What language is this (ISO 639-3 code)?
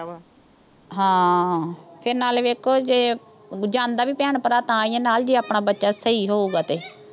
pan